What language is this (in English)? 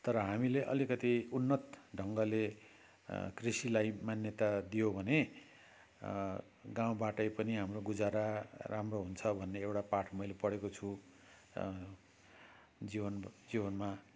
Nepali